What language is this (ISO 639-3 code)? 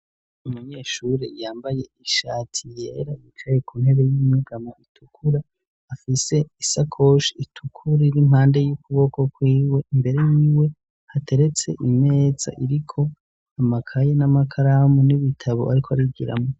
run